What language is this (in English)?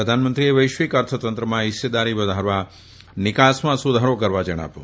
Gujarati